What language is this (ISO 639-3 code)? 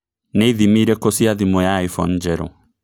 kik